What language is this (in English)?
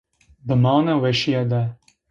Zaza